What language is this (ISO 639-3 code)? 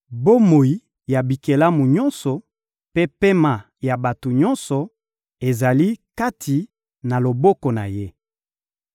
lin